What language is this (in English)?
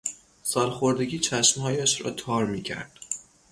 Persian